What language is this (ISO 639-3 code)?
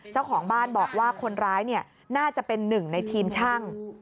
tha